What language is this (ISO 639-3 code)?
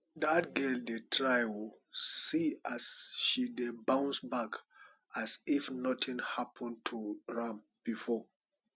pcm